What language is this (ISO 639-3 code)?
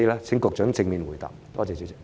yue